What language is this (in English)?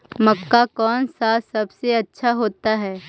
Magahi